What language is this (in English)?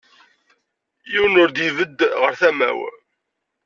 Kabyle